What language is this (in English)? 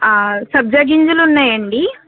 Telugu